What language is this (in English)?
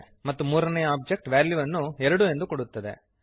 Kannada